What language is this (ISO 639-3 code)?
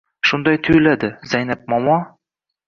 uzb